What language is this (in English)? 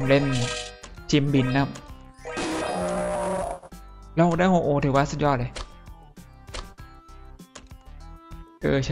Thai